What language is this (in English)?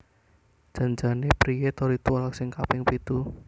Javanese